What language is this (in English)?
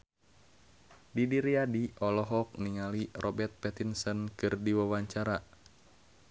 Sundanese